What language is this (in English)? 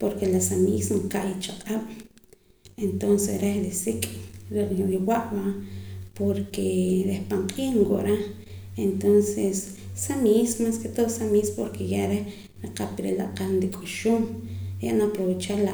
Poqomam